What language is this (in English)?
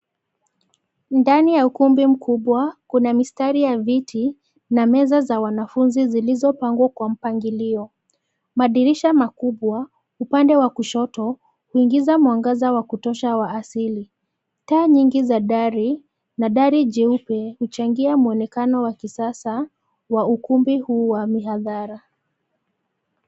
Swahili